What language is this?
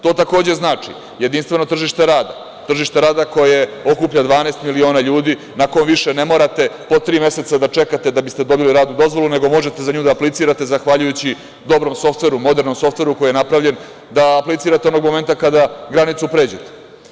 Serbian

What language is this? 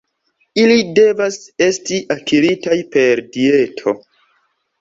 Esperanto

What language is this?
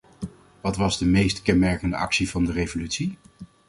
Dutch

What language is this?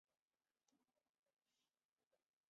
Chinese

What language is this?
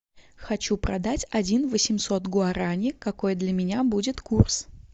Russian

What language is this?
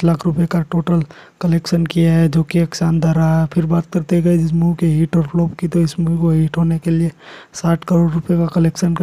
Hindi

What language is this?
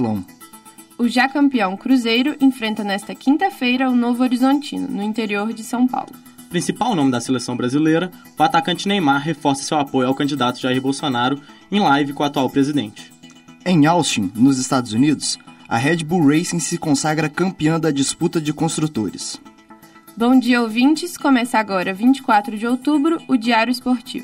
Portuguese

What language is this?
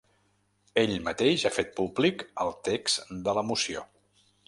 Catalan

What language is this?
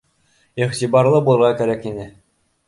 Bashkir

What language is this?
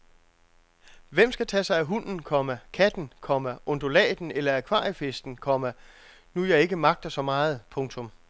Danish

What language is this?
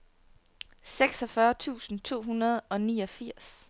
Danish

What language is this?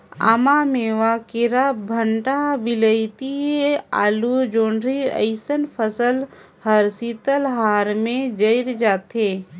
Chhattisgarhi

